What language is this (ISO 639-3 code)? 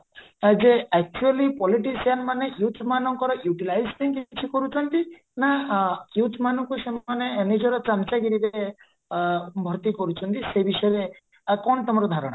ori